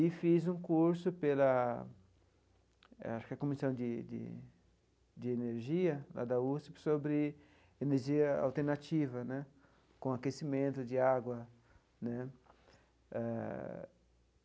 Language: Portuguese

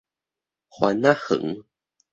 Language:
Min Nan Chinese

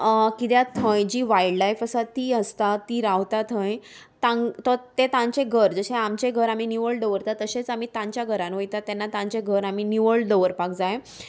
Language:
Konkani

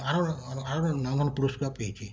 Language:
Bangla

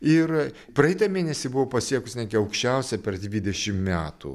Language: Lithuanian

